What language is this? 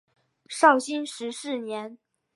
Chinese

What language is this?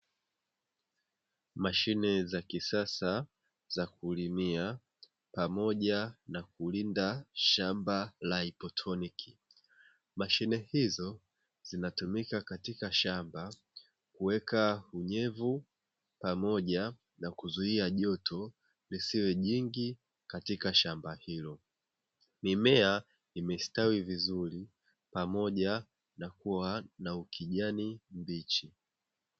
Swahili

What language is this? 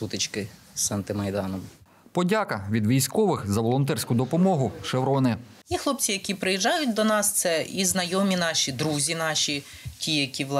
Ukrainian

